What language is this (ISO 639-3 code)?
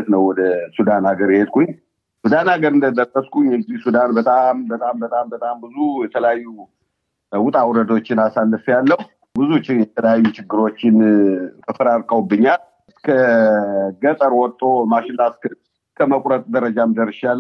amh